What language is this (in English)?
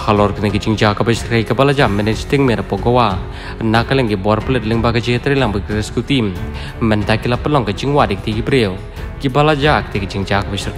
Malay